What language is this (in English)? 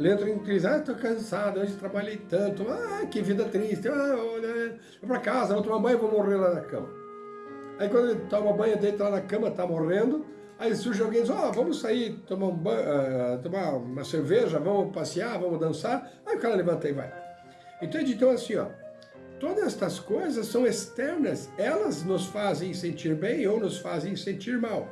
Portuguese